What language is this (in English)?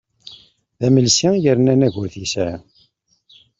Kabyle